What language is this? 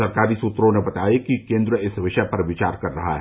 Hindi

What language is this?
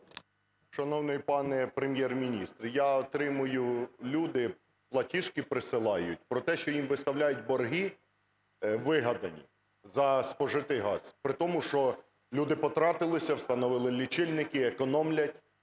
Ukrainian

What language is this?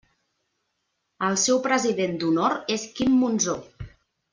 Catalan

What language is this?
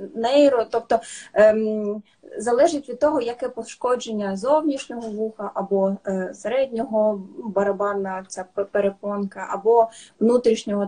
Ukrainian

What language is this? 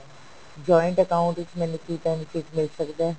Punjabi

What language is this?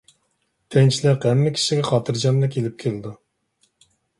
Uyghur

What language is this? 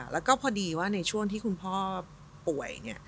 Thai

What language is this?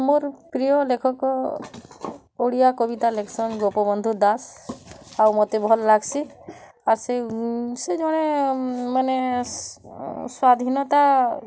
Odia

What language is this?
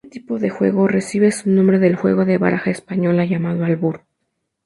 Spanish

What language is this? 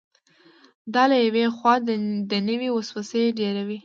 Pashto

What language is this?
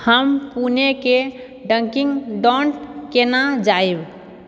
Maithili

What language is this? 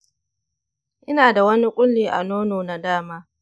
Hausa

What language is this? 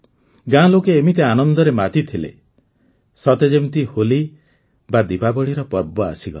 Odia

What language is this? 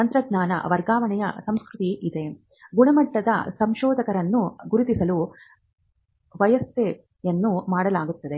Kannada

